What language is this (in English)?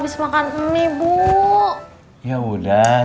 Indonesian